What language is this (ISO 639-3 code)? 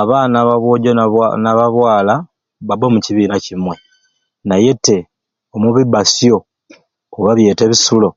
ruc